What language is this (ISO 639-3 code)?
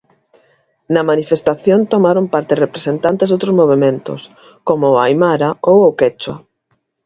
glg